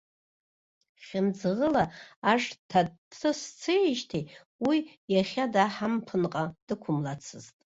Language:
Abkhazian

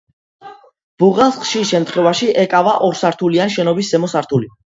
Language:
Georgian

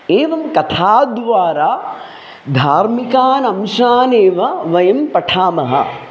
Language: Sanskrit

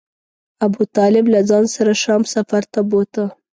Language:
Pashto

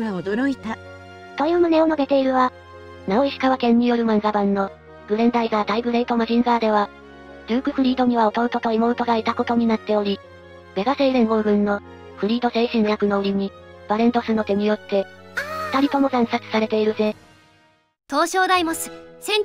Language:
Japanese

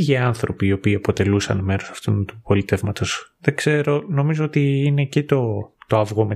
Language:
Greek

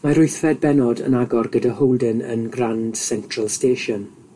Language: Welsh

